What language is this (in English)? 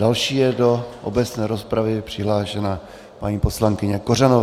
Czech